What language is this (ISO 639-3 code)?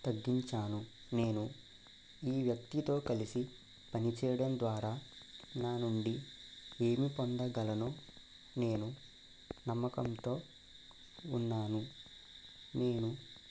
tel